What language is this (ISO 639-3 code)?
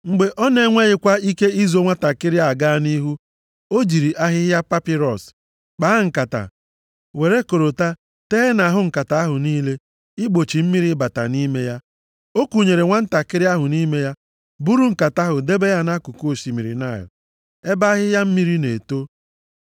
ibo